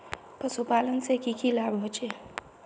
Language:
Magahi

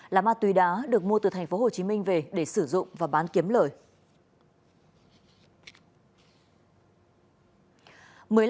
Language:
Vietnamese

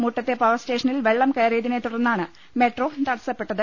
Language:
Malayalam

